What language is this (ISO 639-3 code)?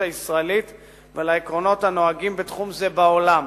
heb